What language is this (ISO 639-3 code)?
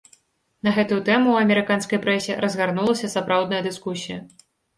bel